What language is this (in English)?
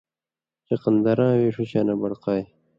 Indus Kohistani